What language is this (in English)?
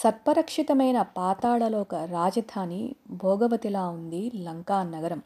Telugu